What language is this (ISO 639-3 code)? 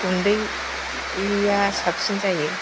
brx